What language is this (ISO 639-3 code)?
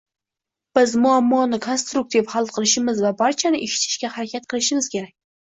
uzb